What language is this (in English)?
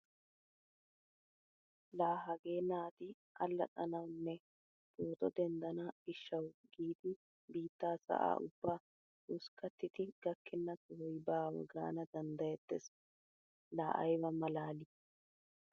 Wolaytta